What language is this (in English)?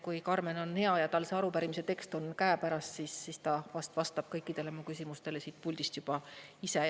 Estonian